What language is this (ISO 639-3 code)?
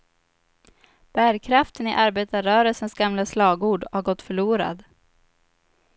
swe